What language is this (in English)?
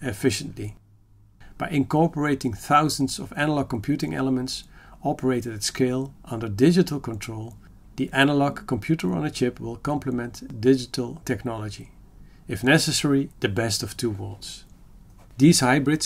English